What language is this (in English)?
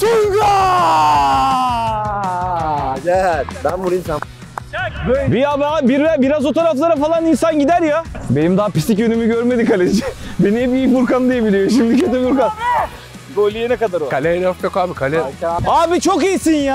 Turkish